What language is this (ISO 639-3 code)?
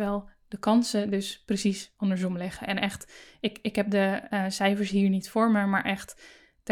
nld